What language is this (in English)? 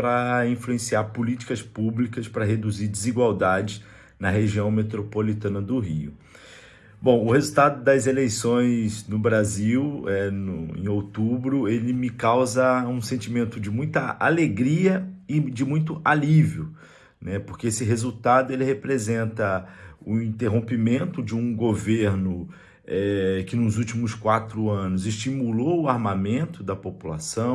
Portuguese